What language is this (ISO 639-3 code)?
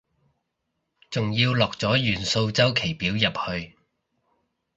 yue